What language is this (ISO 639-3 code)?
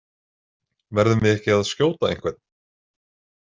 isl